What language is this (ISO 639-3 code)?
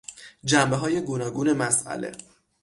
fas